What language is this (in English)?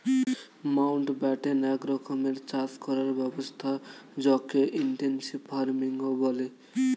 Bangla